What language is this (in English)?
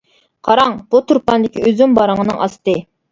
Uyghur